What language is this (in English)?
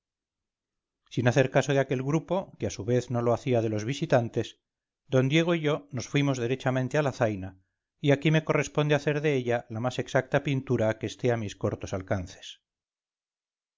Spanish